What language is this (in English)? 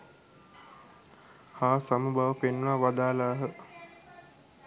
Sinhala